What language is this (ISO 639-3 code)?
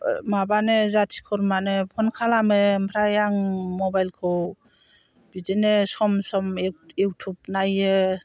brx